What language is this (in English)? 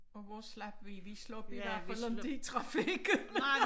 Danish